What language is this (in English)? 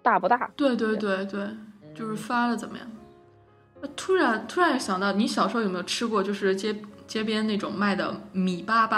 Chinese